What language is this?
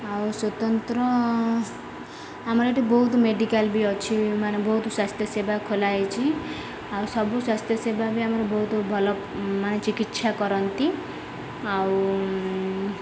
Odia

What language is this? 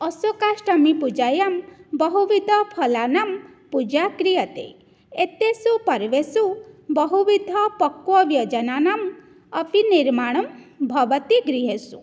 Sanskrit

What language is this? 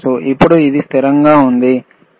Telugu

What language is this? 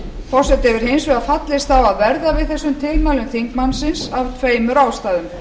Icelandic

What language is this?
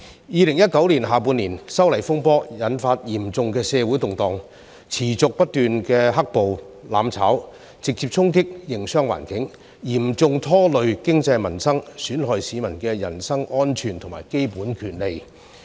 Cantonese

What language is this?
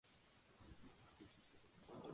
Spanish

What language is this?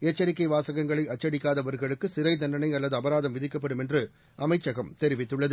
Tamil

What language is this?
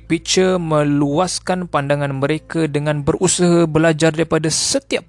Malay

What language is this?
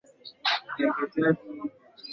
Swahili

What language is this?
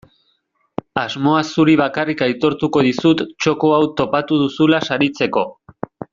Basque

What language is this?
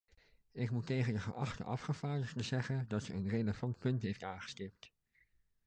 Dutch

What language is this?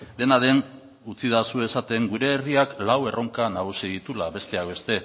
Basque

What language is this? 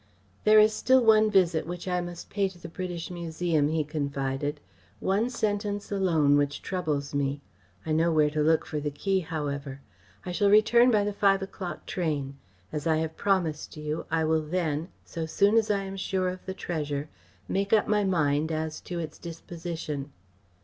English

